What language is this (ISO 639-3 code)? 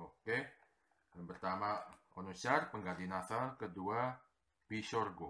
ind